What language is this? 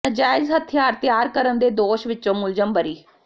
Punjabi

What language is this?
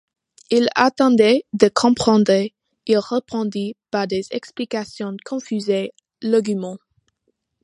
French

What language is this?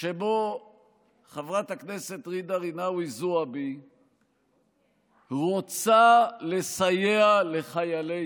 Hebrew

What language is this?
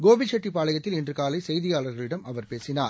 Tamil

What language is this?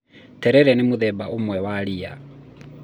Kikuyu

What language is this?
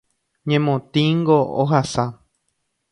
Guarani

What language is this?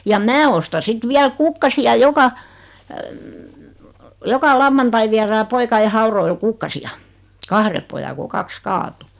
Finnish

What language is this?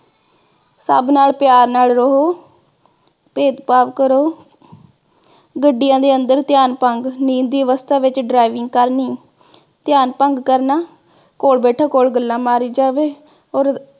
Punjabi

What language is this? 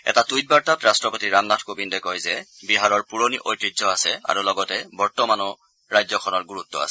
Assamese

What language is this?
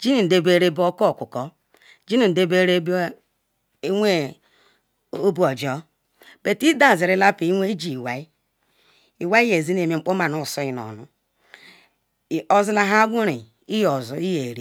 Ikwere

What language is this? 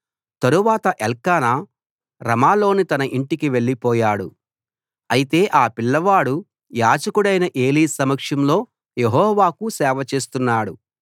Telugu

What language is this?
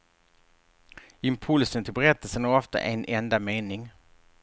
Swedish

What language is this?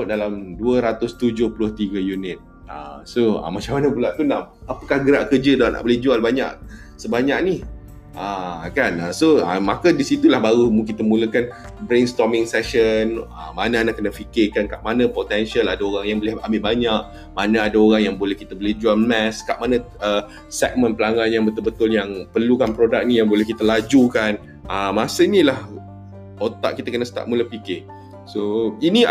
Malay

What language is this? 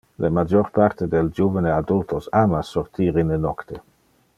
Interlingua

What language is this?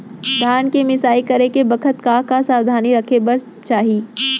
Chhattisgarhi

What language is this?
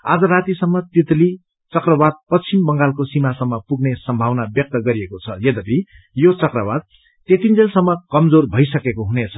Nepali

